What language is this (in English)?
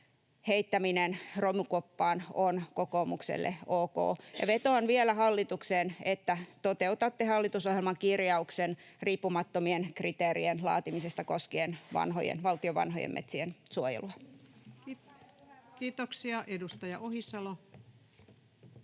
Finnish